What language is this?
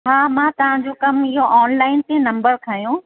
Sindhi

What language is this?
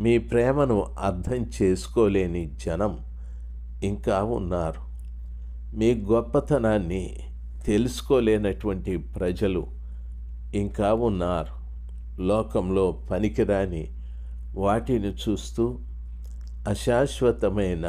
Telugu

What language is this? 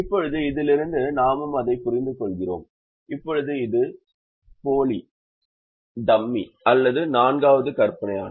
Tamil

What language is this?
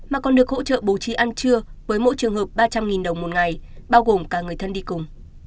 Vietnamese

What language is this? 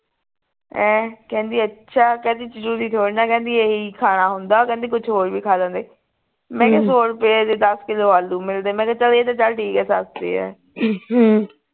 Punjabi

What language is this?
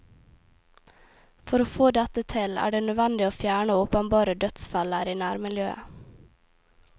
Norwegian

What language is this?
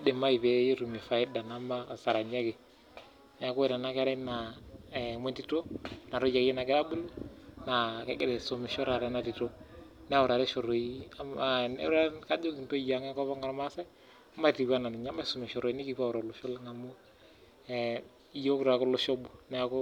Masai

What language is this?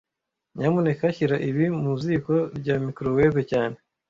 Kinyarwanda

